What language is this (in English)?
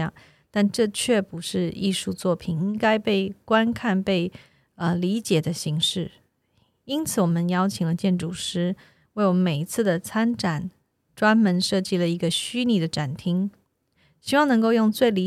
Chinese